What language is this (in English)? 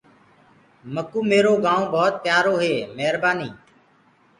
Gurgula